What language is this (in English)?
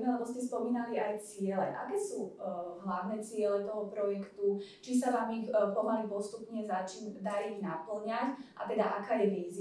Slovak